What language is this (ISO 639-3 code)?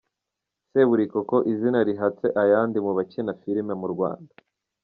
kin